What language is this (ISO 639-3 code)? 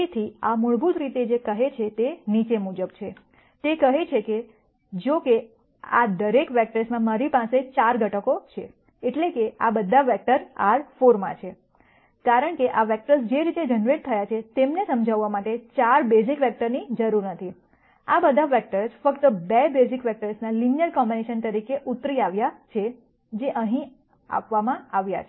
guj